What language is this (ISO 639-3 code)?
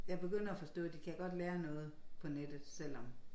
dan